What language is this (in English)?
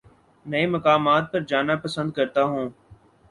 Urdu